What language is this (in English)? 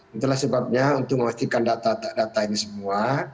Indonesian